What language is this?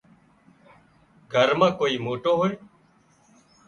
Wadiyara Koli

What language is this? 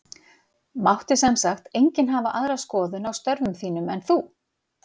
Icelandic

